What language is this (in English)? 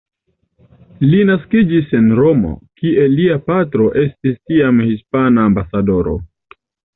Esperanto